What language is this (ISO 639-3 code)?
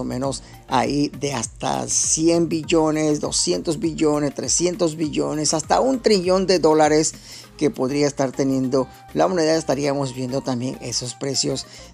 spa